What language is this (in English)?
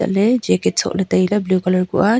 Wancho Naga